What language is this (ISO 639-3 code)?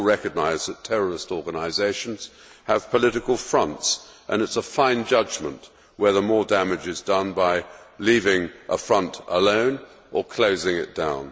eng